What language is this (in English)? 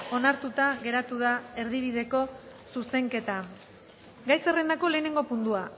Basque